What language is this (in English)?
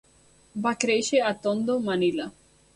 Catalan